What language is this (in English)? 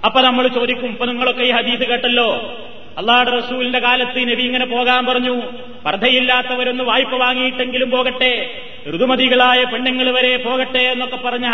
Malayalam